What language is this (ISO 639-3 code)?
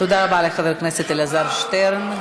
heb